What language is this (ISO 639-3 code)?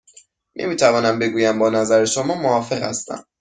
fas